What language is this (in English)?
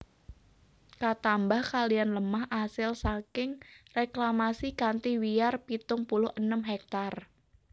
Javanese